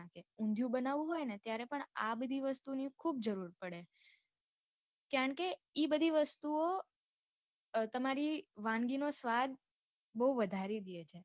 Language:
Gujarati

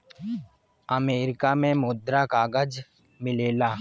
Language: Bhojpuri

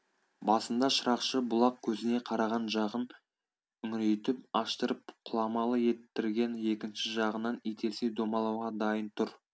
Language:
Kazakh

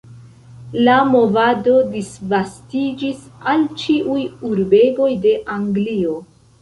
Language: Esperanto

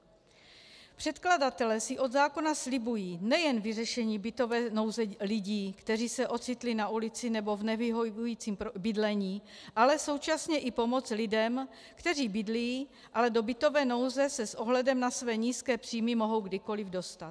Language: Czech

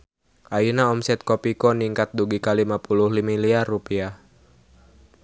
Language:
Sundanese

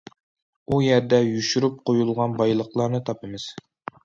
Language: Uyghur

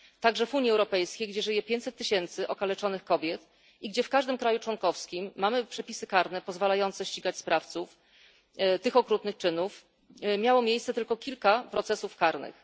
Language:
Polish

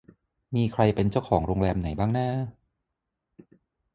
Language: Thai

